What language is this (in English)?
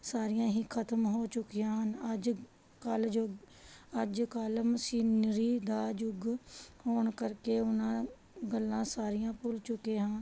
Punjabi